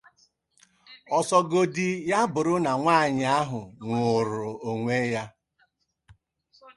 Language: Igbo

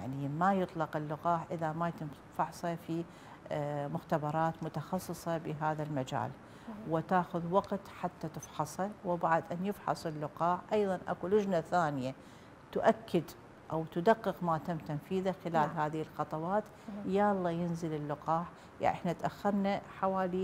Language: Arabic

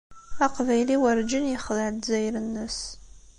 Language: Kabyle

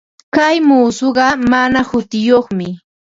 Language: Ambo-Pasco Quechua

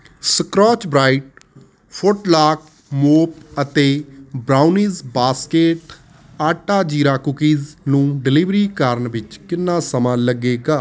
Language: Punjabi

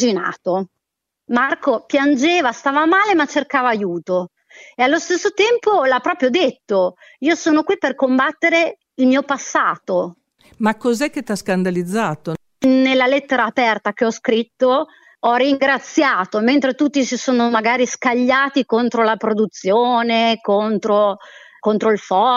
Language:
Italian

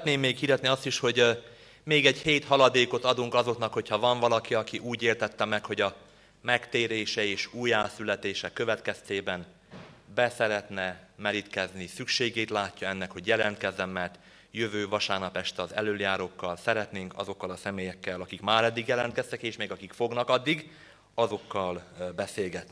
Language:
Hungarian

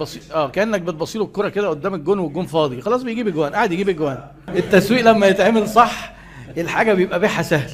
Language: Arabic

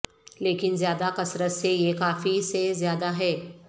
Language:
Urdu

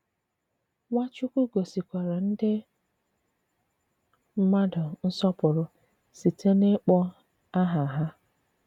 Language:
Igbo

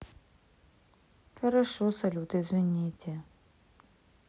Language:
Russian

